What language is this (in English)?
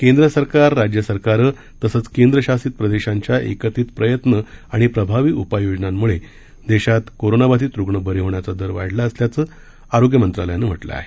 Marathi